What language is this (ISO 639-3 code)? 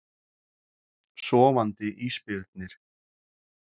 isl